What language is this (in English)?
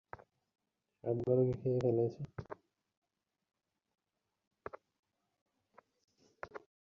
Bangla